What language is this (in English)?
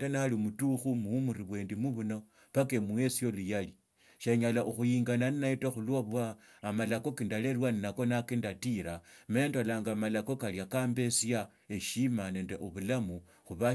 Tsotso